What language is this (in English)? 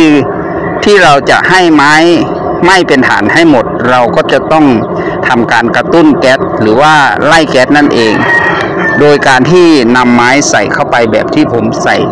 Thai